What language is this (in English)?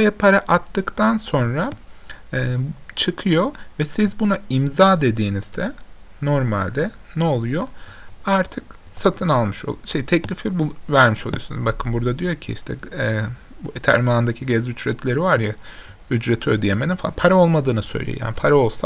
Turkish